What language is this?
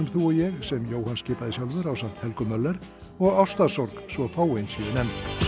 Icelandic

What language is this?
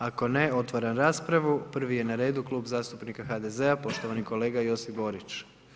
Croatian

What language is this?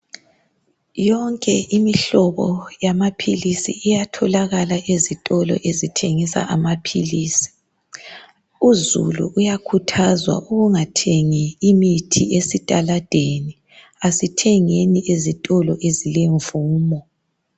North Ndebele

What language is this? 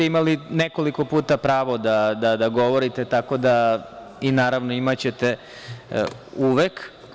Serbian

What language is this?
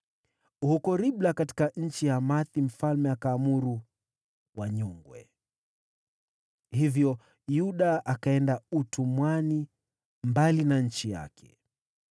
Swahili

